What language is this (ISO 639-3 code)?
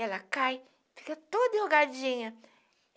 por